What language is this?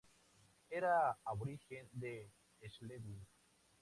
Spanish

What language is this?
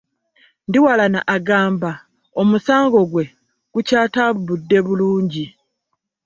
Ganda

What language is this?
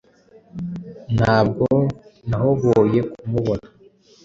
Kinyarwanda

